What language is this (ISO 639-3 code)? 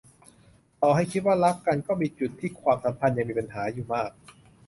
tha